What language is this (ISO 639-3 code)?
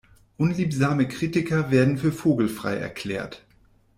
deu